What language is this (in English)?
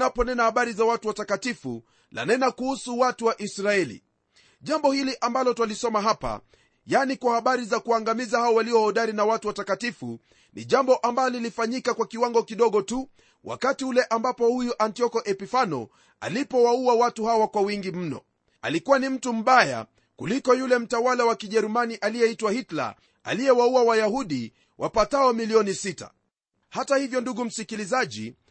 Swahili